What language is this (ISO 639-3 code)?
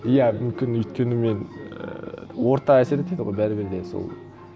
kaz